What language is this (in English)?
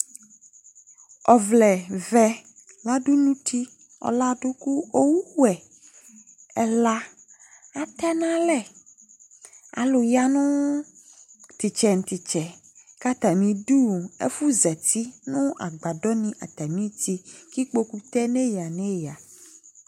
Ikposo